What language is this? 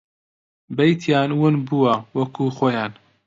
Central Kurdish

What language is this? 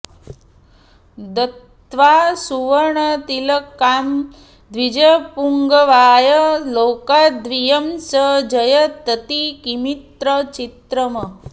Sanskrit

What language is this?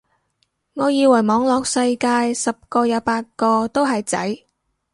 Cantonese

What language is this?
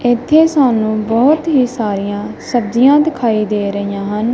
Punjabi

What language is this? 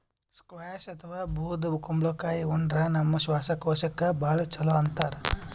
Kannada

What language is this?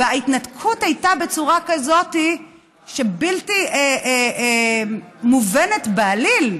Hebrew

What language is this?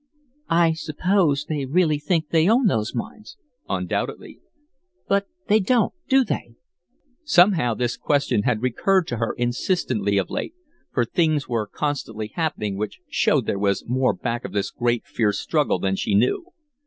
English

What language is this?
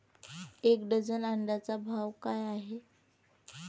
Marathi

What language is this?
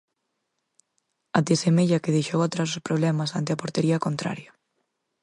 Galician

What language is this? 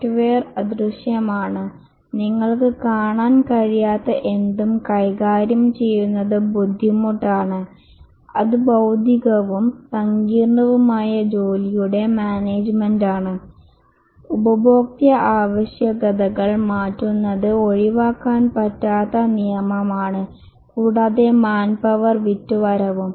Malayalam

